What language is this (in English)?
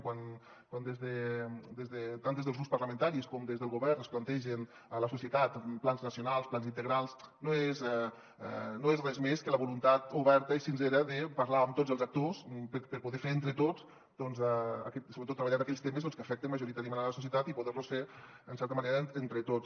Catalan